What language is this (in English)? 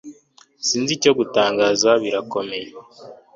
Kinyarwanda